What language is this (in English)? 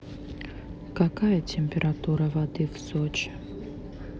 Russian